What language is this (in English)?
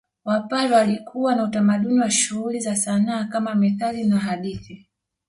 Swahili